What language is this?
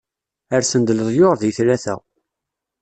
Kabyle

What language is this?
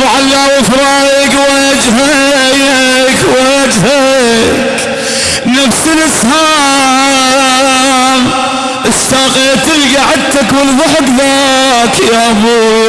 Arabic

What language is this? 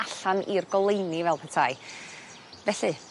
Welsh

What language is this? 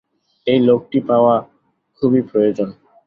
Bangla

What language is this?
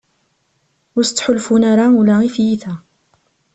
Kabyle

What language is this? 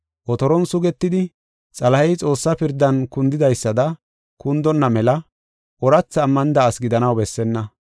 Gofa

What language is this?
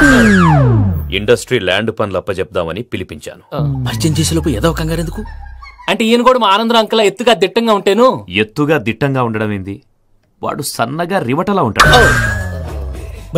Telugu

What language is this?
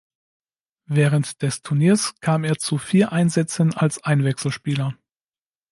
German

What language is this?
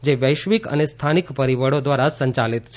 Gujarati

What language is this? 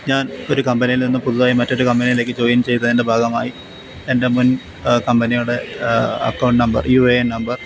Malayalam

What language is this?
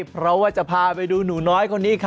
Thai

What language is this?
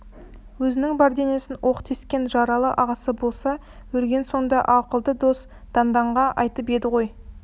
Kazakh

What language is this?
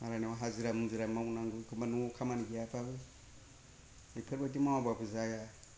Bodo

